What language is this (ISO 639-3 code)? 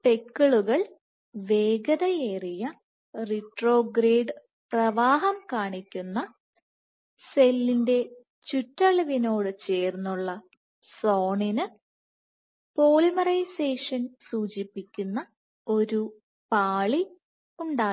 mal